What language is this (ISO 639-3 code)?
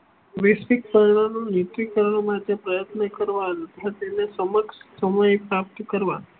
guj